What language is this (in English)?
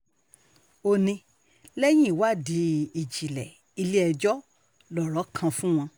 Yoruba